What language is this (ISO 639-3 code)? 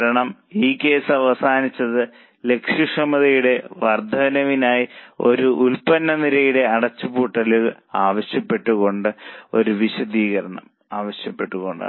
mal